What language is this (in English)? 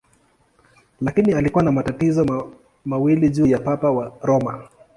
Swahili